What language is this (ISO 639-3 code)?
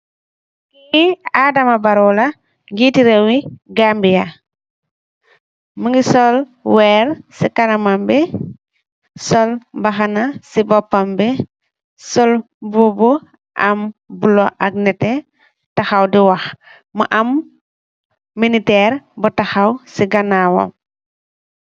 wol